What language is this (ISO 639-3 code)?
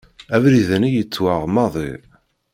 kab